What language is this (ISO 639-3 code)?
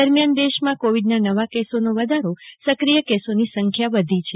guj